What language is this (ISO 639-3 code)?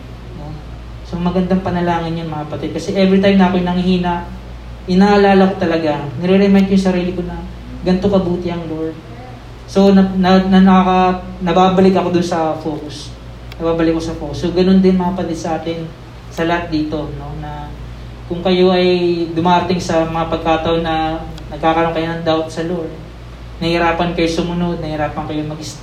fil